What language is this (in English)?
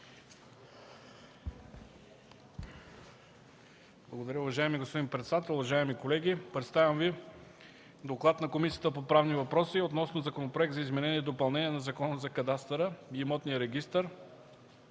Bulgarian